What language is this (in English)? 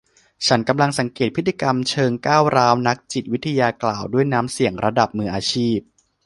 Thai